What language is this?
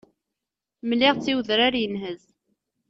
Kabyle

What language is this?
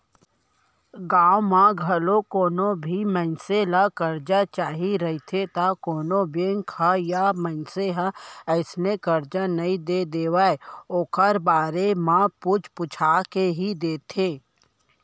Chhattisgarhi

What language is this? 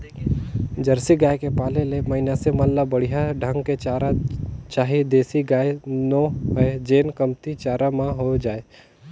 Chhattisgarhi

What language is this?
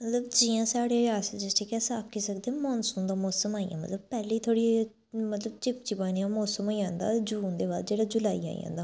Dogri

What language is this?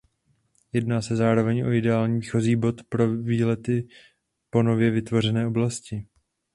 Czech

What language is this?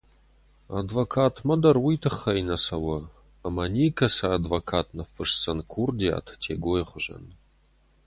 Ossetic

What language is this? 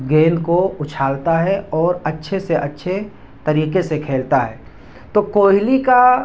Urdu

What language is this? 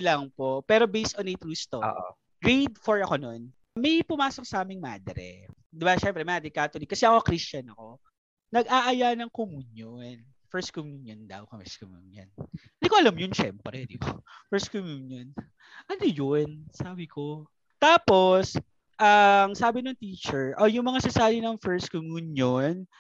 Filipino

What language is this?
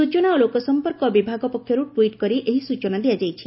Odia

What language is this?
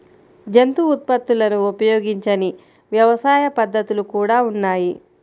Telugu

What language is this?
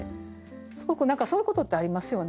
Japanese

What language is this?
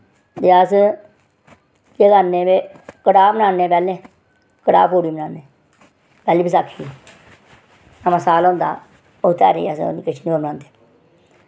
Dogri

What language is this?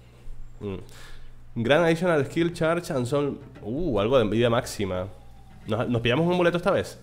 Spanish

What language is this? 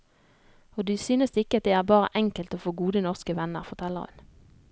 Norwegian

